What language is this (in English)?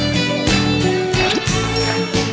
Thai